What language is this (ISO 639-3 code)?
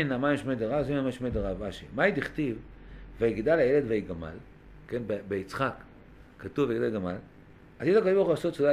heb